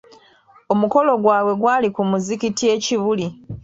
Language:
Ganda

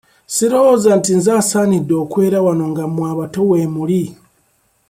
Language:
Ganda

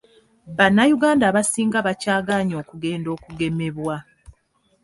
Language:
Ganda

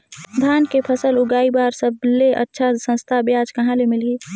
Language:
Chhattisgarhi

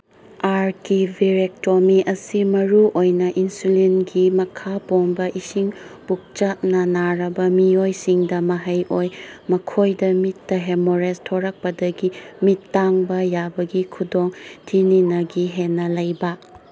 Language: Manipuri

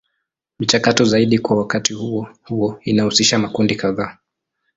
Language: Swahili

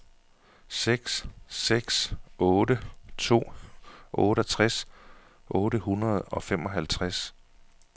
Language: Danish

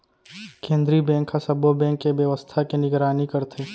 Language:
Chhattisgarhi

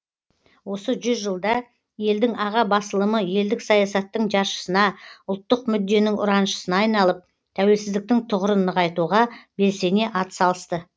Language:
Kazakh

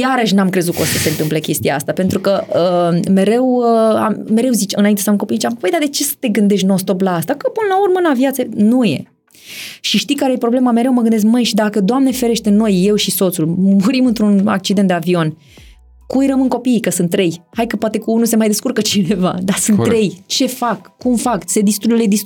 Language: Romanian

